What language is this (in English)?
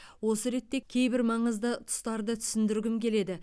Kazakh